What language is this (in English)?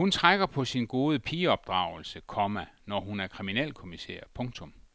Danish